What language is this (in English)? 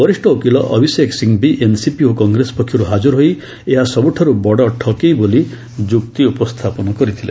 Odia